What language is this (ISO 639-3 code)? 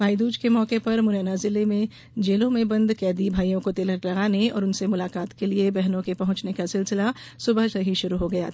hin